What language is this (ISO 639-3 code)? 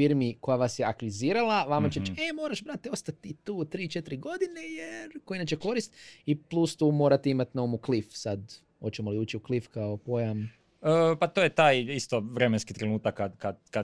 hrv